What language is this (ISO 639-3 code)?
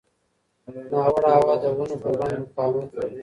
pus